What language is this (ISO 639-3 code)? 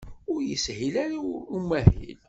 kab